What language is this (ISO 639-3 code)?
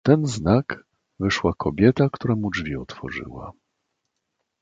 pol